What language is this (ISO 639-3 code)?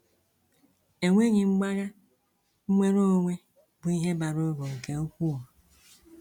ibo